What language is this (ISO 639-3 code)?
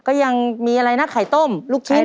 tha